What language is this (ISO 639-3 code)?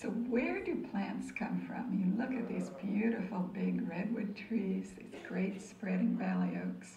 eng